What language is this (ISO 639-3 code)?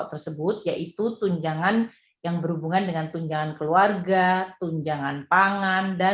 ind